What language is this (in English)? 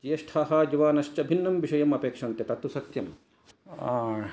Sanskrit